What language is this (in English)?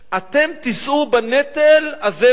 Hebrew